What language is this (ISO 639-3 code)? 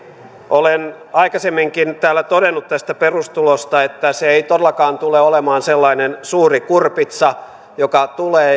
fin